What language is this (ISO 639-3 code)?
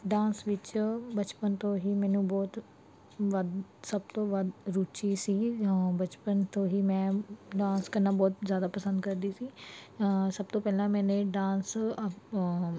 pan